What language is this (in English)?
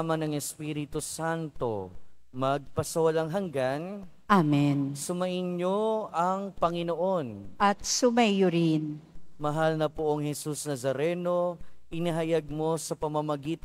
Filipino